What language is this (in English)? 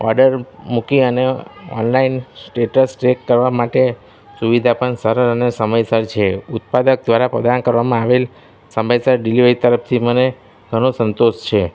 Gujarati